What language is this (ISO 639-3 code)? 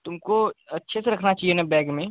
hin